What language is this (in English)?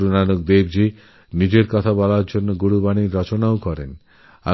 Bangla